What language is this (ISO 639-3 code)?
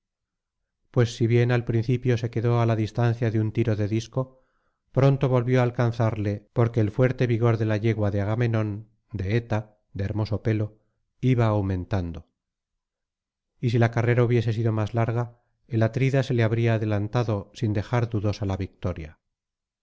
spa